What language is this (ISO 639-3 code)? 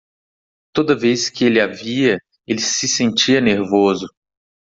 por